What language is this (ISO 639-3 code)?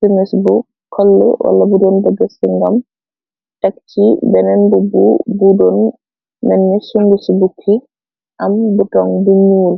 wol